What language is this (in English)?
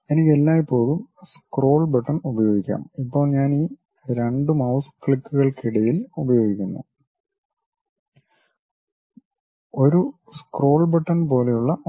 Malayalam